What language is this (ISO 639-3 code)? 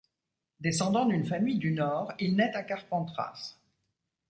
fra